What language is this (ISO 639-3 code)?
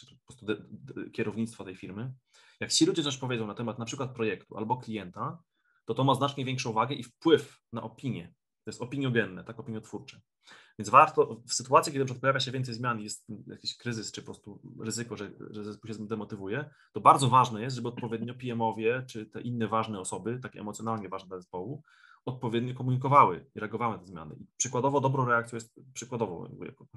pol